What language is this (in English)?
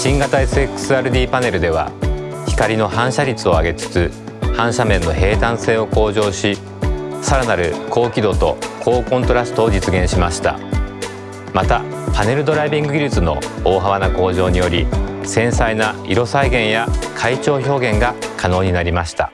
Japanese